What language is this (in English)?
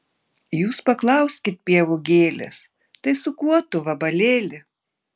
Lithuanian